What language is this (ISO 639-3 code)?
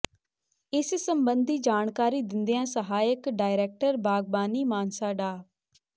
pan